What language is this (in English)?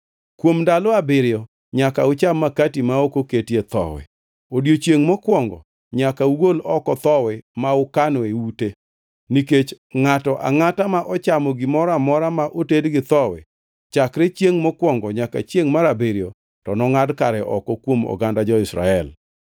Luo (Kenya and Tanzania)